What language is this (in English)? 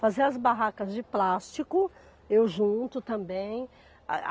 Portuguese